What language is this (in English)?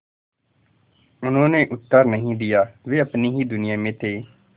Hindi